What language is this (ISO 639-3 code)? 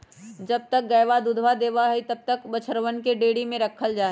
mag